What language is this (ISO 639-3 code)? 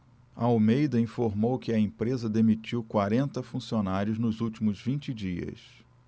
por